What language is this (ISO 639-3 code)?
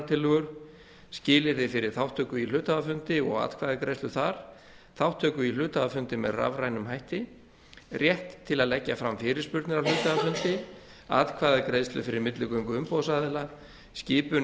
isl